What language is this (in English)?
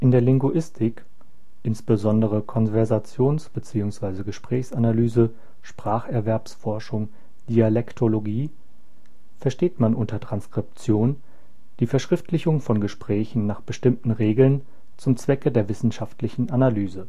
German